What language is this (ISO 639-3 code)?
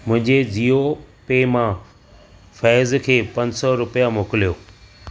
snd